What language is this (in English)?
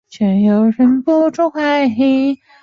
Chinese